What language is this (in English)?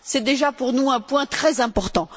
French